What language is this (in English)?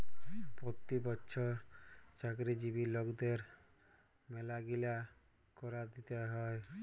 Bangla